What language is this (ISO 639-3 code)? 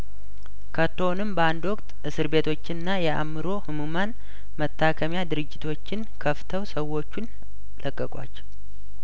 amh